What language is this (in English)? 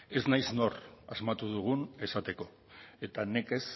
Basque